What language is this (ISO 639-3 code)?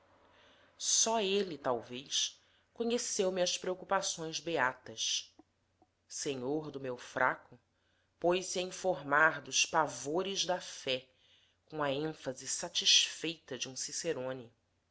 por